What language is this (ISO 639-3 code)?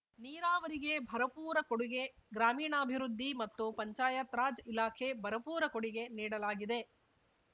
kan